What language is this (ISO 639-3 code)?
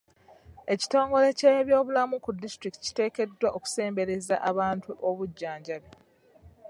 lug